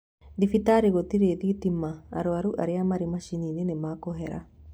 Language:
Kikuyu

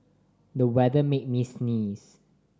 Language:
English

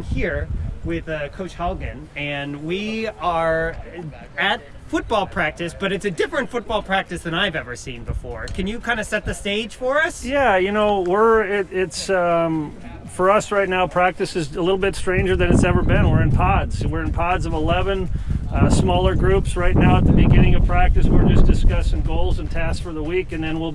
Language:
English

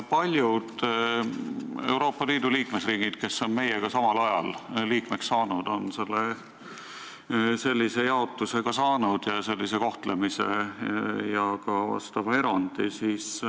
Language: Estonian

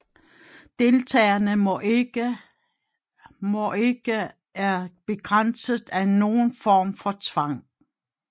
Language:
Danish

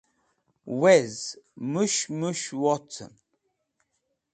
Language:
Wakhi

